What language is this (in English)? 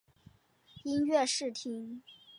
Chinese